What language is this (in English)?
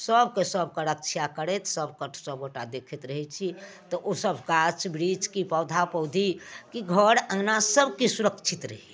Maithili